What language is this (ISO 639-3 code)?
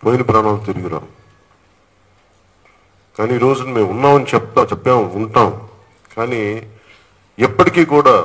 tel